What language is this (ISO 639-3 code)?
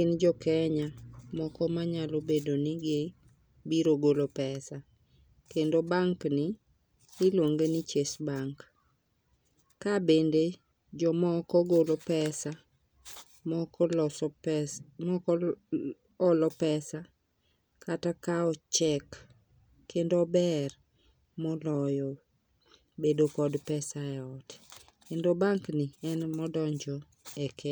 luo